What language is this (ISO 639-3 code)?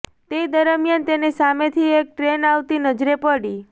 guj